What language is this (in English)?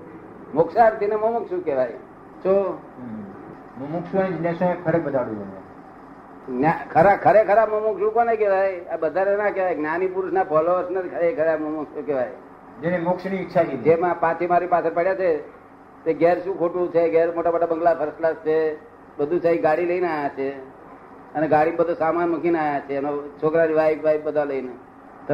Gujarati